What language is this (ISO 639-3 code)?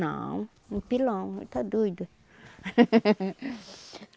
por